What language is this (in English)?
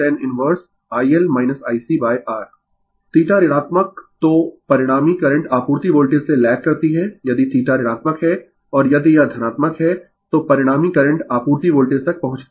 Hindi